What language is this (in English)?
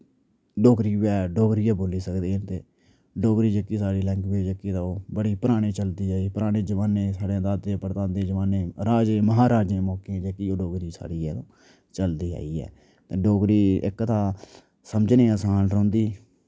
Dogri